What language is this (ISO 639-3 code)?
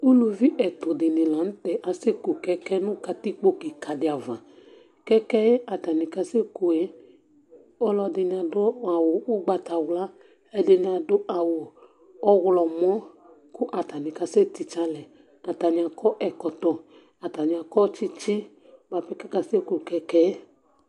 kpo